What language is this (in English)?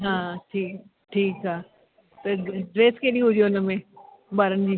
Sindhi